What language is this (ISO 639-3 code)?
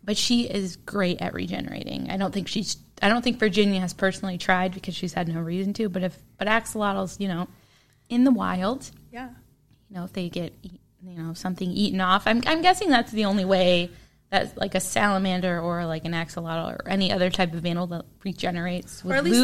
eng